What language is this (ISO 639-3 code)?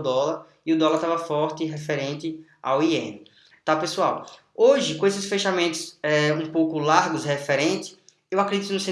por